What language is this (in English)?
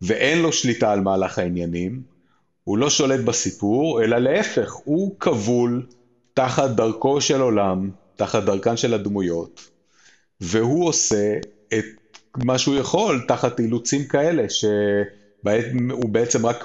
Hebrew